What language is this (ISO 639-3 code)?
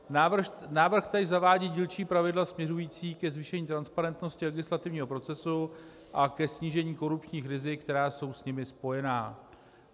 ces